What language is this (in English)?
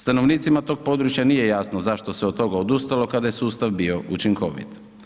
Croatian